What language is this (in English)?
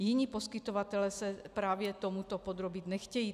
Czech